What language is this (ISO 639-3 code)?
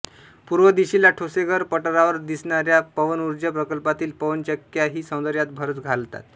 mar